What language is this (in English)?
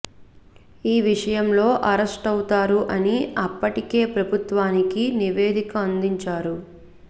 Telugu